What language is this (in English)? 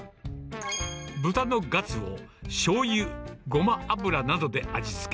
Japanese